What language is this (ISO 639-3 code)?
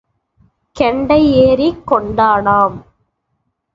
tam